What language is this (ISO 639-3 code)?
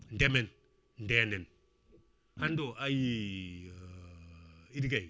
ful